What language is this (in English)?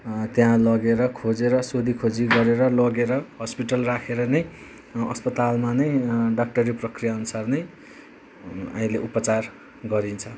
Nepali